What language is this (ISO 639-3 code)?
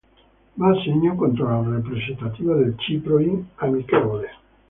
ita